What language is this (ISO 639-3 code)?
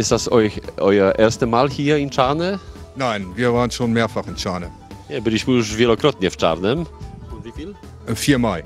pol